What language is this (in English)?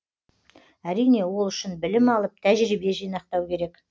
Kazakh